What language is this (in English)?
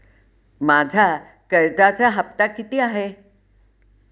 Marathi